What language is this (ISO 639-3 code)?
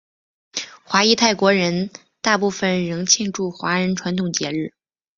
zho